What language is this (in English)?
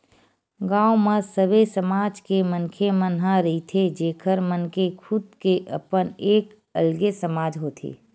Chhattisgarhi